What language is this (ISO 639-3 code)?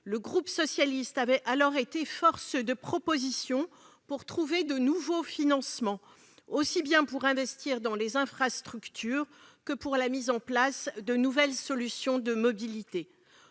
fra